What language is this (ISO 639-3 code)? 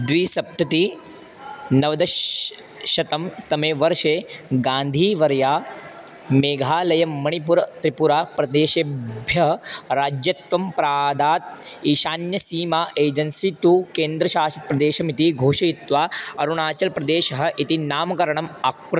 san